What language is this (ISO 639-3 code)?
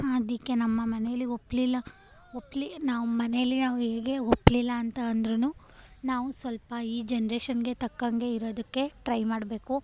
kan